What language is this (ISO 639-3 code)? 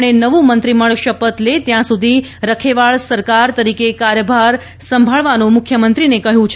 guj